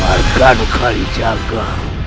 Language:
Indonesian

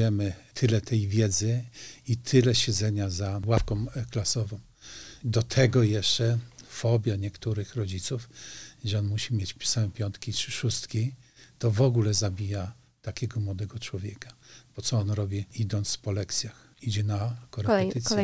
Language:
Polish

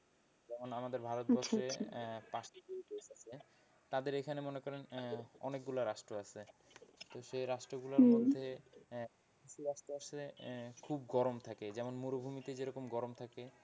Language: Bangla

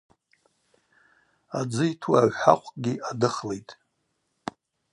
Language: Abaza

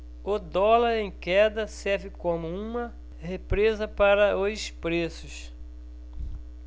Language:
Portuguese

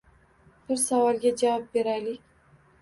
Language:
Uzbek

